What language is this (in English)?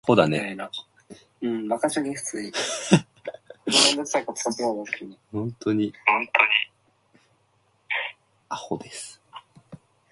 English